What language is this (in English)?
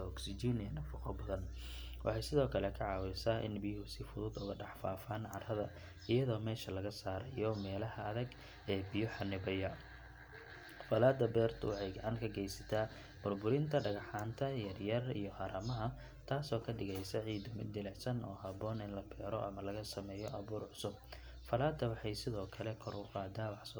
Somali